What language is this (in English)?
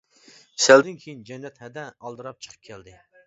Uyghur